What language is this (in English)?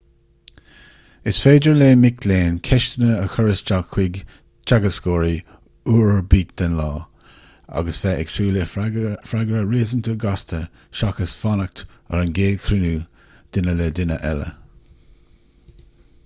Irish